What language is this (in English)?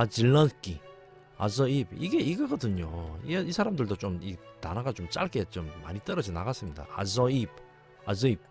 Korean